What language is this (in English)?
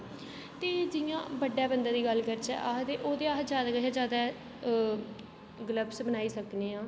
Dogri